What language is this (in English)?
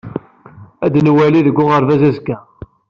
Kabyle